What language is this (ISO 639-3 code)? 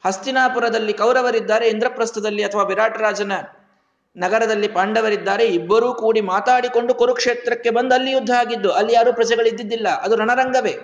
kan